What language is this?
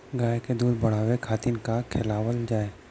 Bhojpuri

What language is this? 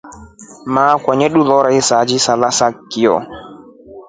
Rombo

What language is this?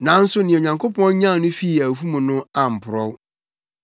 Akan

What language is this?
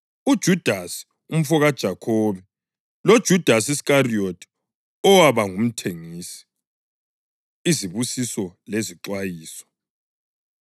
North Ndebele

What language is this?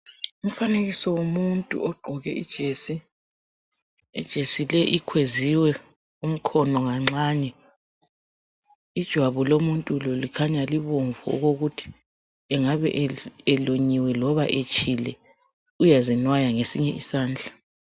North Ndebele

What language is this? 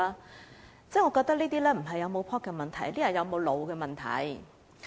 Cantonese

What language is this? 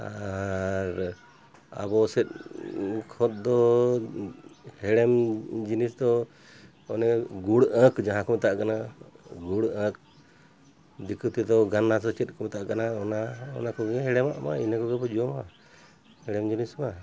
Santali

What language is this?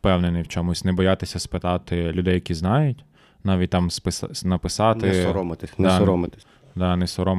Ukrainian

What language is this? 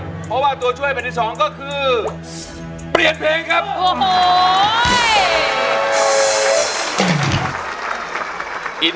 Thai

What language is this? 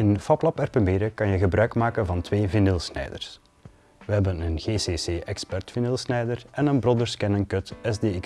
Dutch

